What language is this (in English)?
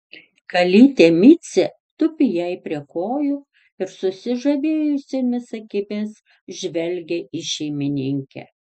Lithuanian